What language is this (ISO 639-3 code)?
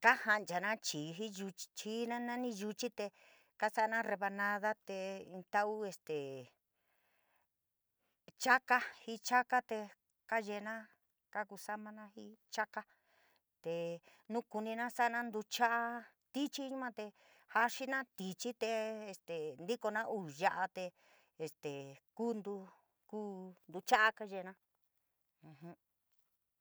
mig